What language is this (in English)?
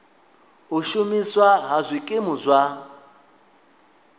Venda